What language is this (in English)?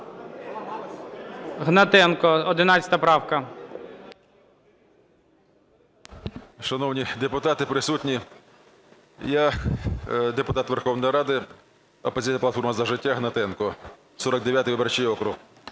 Ukrainian